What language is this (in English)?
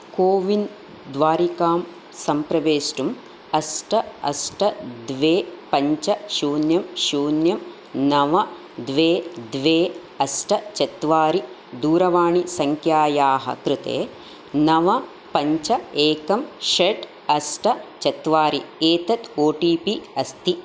Sanskrit